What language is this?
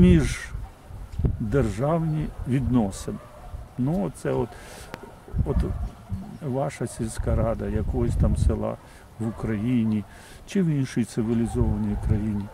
Ukrainian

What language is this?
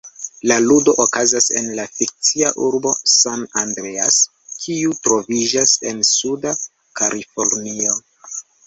Esperanto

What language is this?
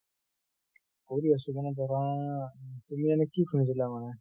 Assamese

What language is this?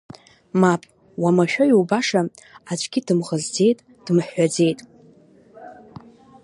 Abkhazian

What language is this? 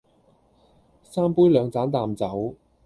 Cantonese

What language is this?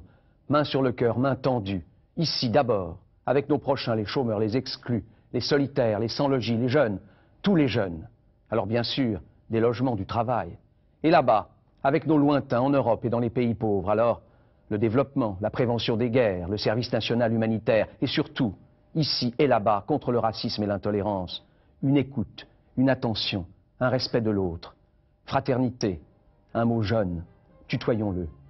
French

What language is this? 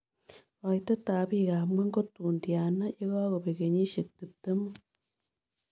Kalenjin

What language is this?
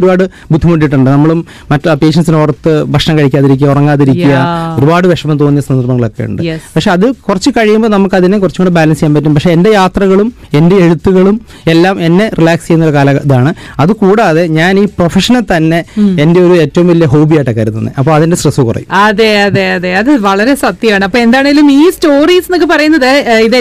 Malayalam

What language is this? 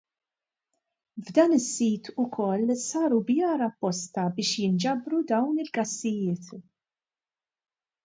Maltese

